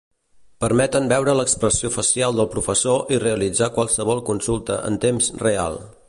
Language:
Catalan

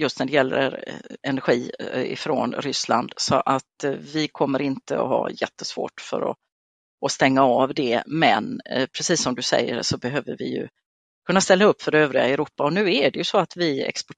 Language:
Swedish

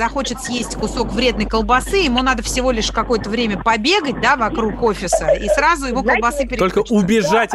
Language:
Russian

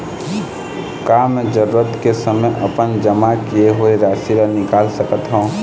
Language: Chhattisgarhi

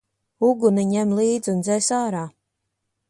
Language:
Latvian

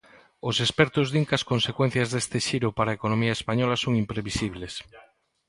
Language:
Galician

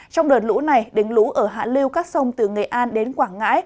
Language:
Vietnamese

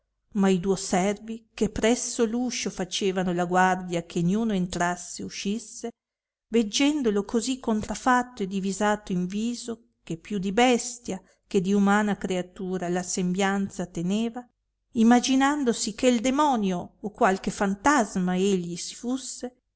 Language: Italian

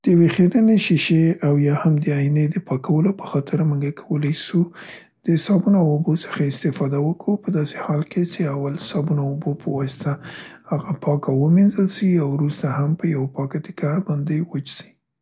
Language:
Central Pashto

